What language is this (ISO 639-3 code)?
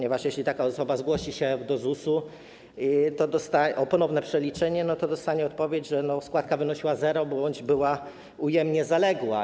pol